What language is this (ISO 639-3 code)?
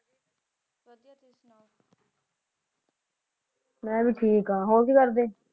pan